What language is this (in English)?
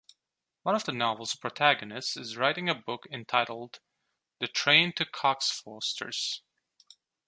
English